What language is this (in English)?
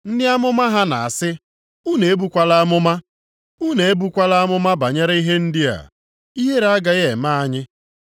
Igbo